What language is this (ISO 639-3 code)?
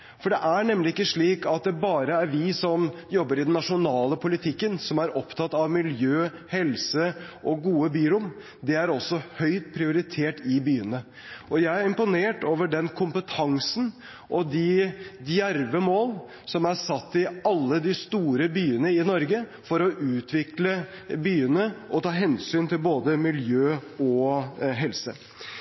nob